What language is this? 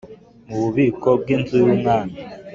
Kinyarwanda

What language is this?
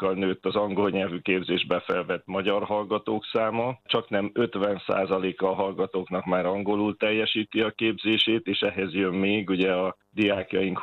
Hungarian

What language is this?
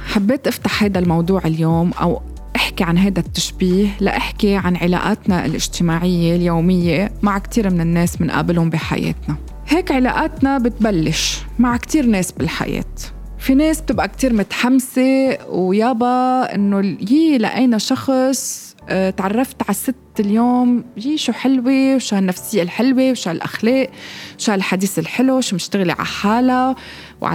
Arabic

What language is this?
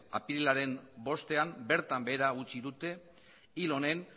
Basque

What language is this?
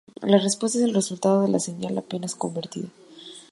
Spanish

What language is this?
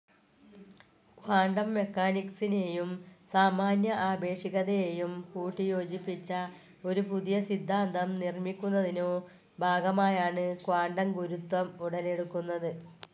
Malayalam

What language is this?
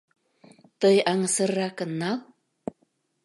Mari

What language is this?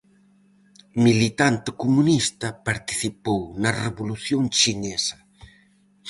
Galician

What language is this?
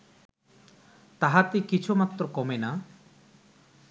Bangla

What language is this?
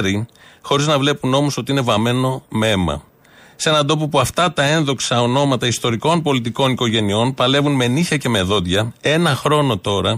Greek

